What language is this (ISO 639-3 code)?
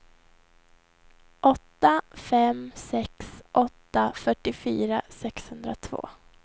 swe